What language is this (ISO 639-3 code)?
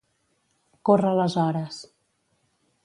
cat